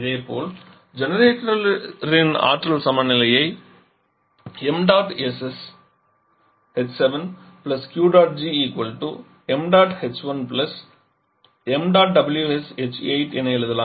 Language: Tamil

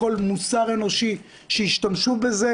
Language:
Hebrew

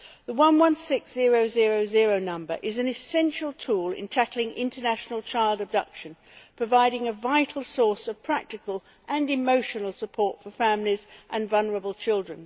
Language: English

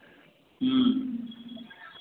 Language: Maithili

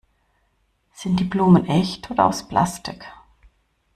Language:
German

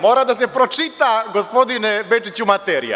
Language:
Serbian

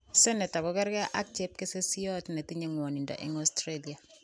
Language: Kalenjin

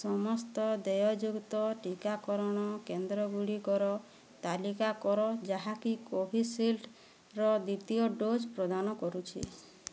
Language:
Odia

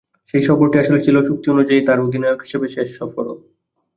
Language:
Bangla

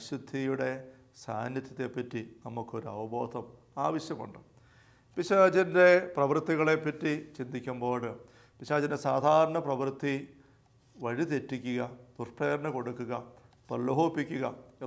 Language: Malayalam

